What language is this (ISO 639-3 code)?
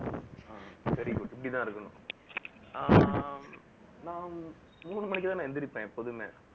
tam